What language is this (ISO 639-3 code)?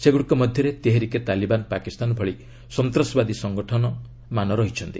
ori